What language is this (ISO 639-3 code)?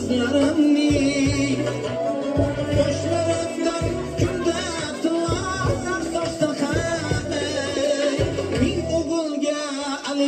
tur